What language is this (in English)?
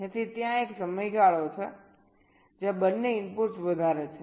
Gujarati